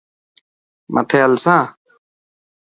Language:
Dhatki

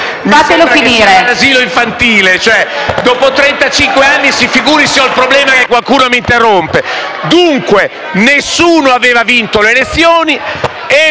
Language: Italian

